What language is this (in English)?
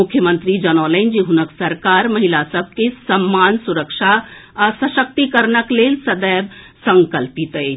Maithili